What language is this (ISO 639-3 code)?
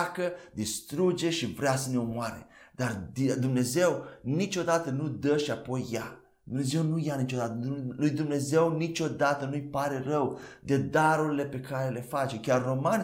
ron